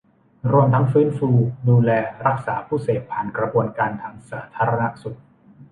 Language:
Thai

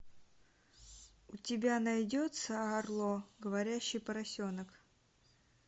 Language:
Russian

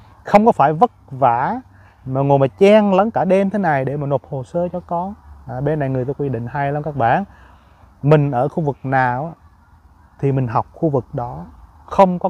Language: Vietnamese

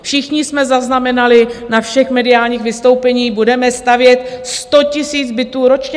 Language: Czech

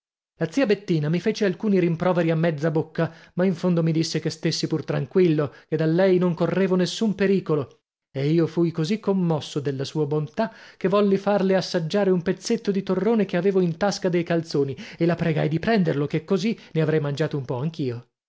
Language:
Italian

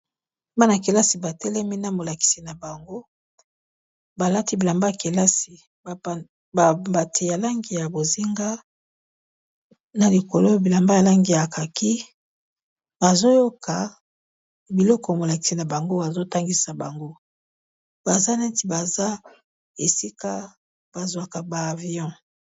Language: Lingala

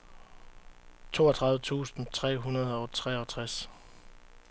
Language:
Danish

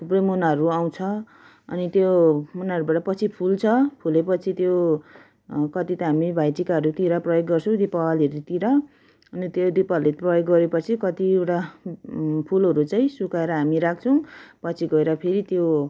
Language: Nepali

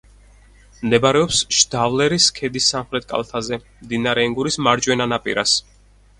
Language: Georgian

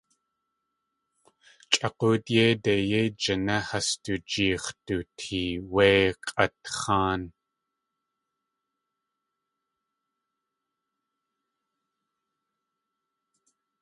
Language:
Tlingit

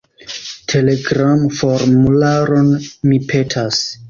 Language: Esperanto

